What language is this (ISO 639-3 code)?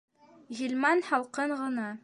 bak